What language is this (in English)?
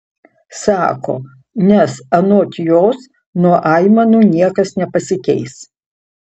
Lithuanian